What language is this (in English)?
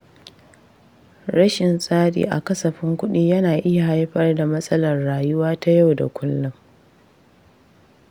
Hausa